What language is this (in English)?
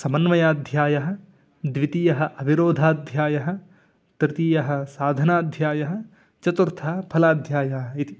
Sanskrit